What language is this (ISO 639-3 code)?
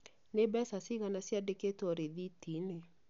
kik